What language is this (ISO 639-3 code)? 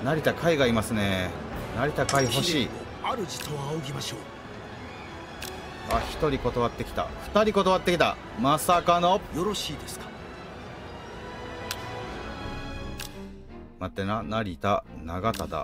jpn